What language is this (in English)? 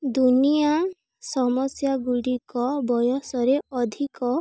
Odia